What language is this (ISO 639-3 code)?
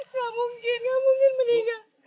ind